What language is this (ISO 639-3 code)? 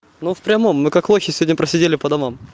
rus